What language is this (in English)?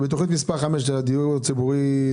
Hebrew